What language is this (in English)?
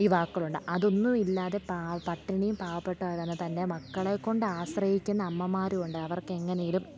Malayalam